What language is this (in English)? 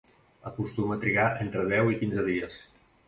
Catalan